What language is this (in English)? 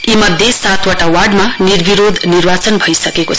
Nepali